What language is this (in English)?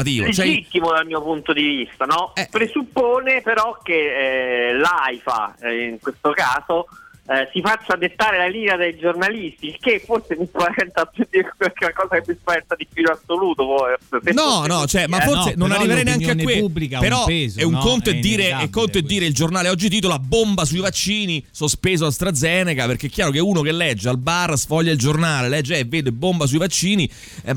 Italian